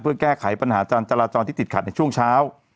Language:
Thai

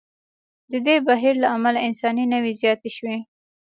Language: Pashto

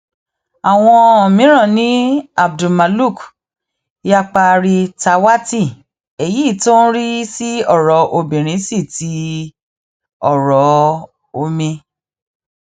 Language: Yoruba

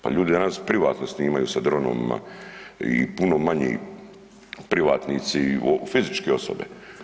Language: Croatian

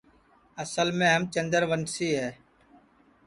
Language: Sansi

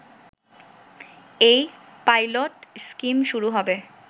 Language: Bangla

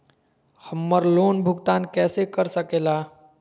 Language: Magahi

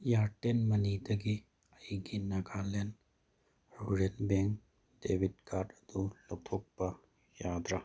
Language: Manipuri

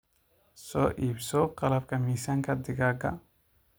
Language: Somali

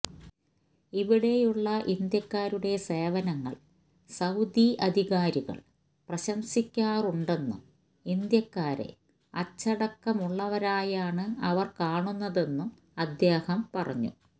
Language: Malayalam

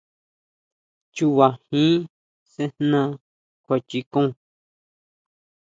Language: Huautla Mazatec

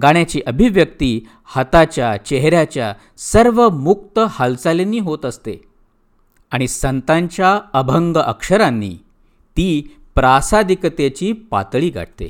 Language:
Marathi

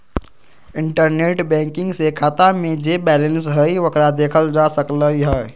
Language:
Magahi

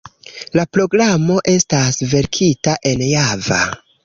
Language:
Esperanto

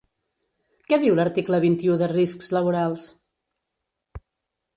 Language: Catalan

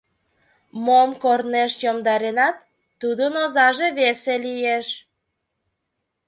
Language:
Mari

